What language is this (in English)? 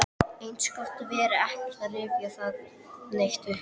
Icelandic